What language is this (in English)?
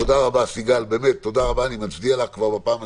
Hebrew